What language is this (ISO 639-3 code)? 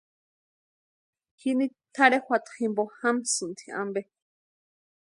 pua